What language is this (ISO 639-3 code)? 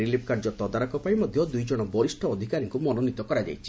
ori